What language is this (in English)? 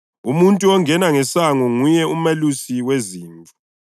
North Ndebele